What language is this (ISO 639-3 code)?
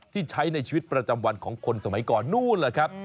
tha